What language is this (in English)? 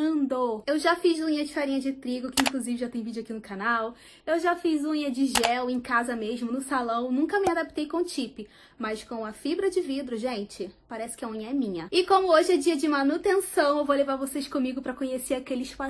Portuguese